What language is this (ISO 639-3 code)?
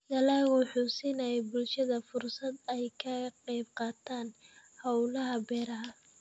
som